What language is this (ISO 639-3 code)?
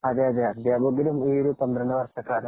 mal